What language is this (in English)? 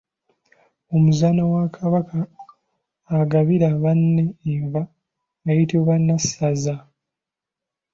Ganda